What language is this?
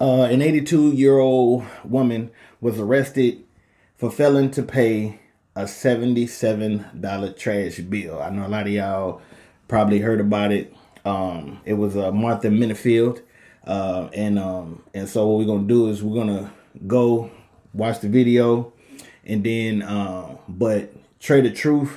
English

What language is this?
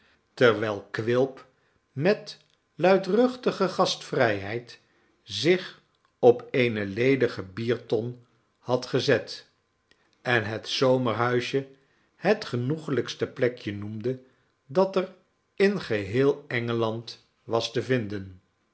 Dutch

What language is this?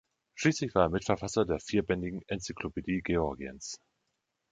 German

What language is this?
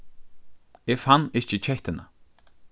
Faroese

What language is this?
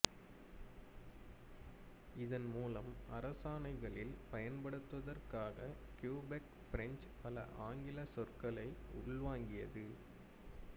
Tamil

